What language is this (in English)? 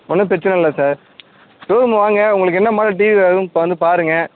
Tamil